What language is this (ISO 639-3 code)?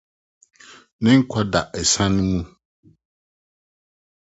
aka